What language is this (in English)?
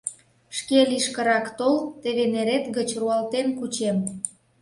Mari